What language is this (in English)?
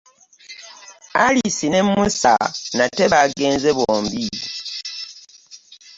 Ganda